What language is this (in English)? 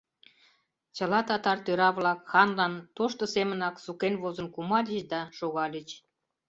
Mari